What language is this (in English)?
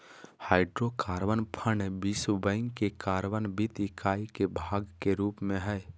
Magahi